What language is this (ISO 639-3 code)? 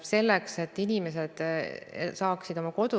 est